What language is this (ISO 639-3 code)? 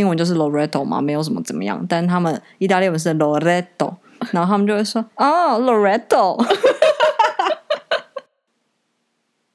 zho